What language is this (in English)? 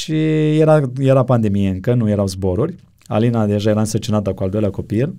Romanian